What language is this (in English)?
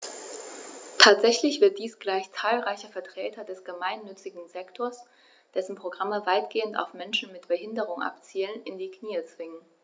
German